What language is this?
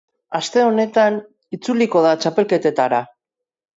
Basque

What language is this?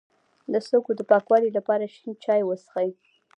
Pashto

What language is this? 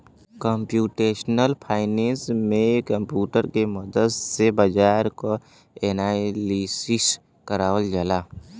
Bhojpuri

